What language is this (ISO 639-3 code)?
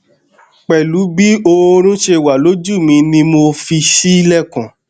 yor